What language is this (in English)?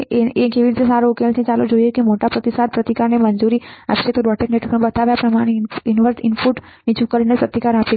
Gujarati